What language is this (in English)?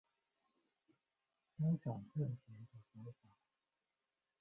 Chinese